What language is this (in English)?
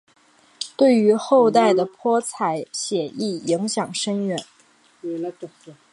Chinese